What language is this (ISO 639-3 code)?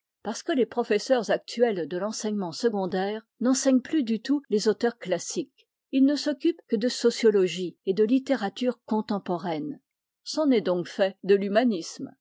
fra